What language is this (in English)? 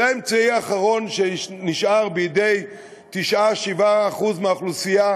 Hebrew